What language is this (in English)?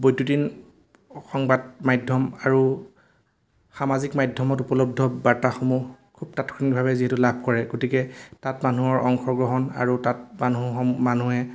Assamese